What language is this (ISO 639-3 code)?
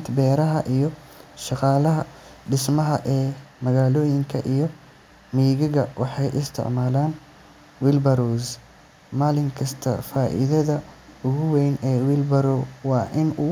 som